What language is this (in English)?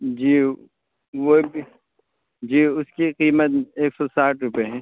Urdu